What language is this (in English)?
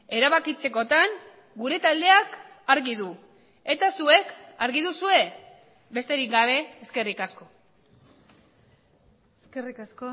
Basque